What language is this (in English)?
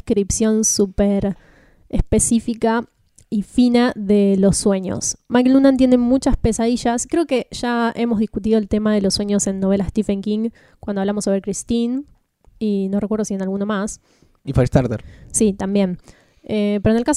Spanish